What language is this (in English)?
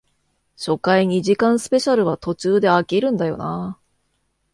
Japanese